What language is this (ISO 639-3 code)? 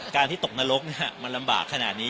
tha